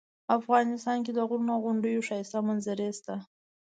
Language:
Pashto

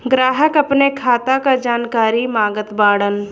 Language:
Bhojpuri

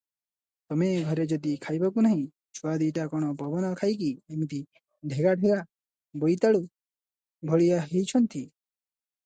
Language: Odia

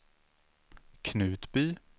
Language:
Swedish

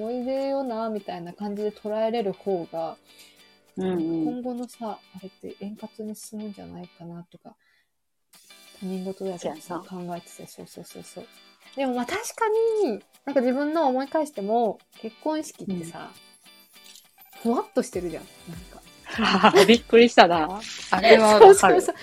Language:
Japanese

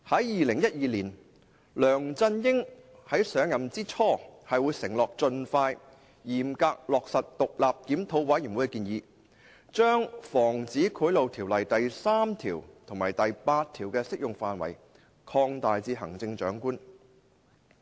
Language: Cantonese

